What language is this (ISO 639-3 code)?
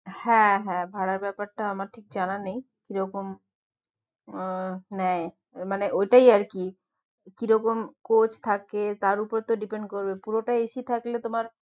ben